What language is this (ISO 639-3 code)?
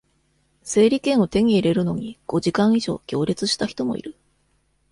jpn